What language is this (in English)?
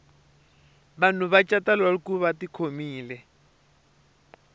Tsonga